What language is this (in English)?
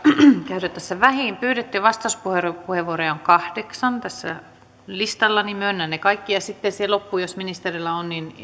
Finnish